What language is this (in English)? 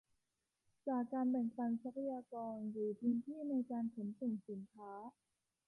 Thai